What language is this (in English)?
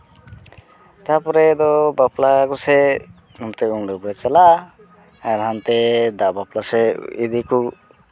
Santali